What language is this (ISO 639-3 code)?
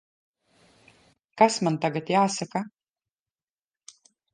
lav